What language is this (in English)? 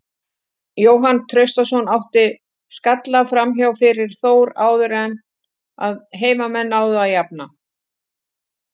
Icelandic